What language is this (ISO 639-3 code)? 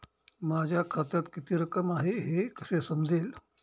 mar